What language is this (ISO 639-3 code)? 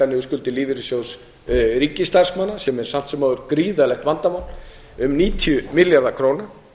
isl